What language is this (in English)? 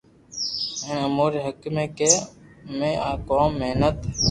Loarki